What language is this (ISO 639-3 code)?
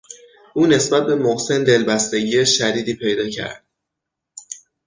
fas